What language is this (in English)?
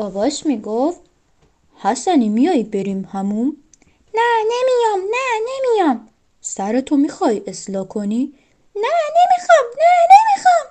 Persian